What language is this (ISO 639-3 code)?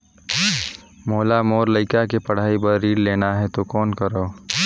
hne